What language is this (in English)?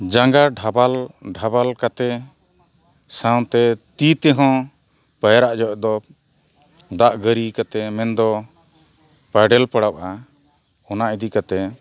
Santali